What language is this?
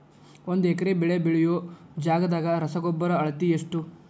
Kannada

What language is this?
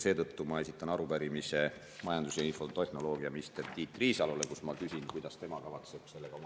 Estonian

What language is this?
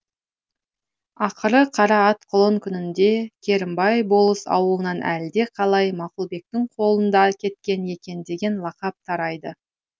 Kazakh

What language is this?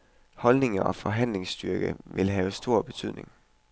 Danish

